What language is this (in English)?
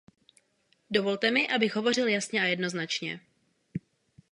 Czech